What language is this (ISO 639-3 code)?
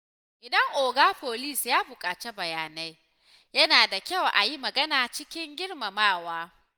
hau